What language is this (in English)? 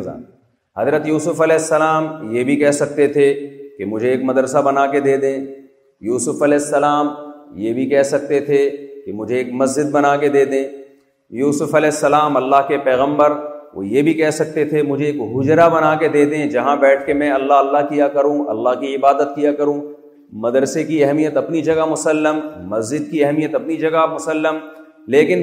Urdu